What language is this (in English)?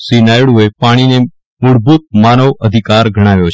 Gujarati